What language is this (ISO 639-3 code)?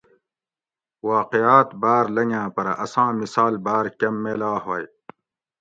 gwc